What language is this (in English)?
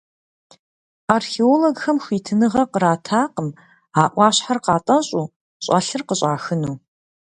Kabardian